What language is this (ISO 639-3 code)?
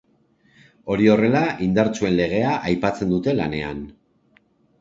eus